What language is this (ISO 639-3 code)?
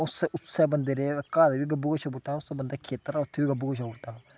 doi